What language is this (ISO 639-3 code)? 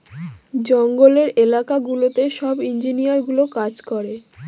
ben